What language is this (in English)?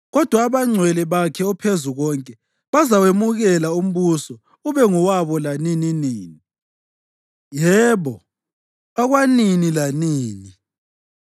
North Ndebele